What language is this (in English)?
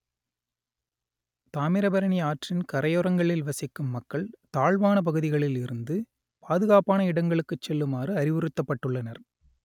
Tamil